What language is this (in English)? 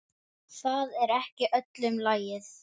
Icelandic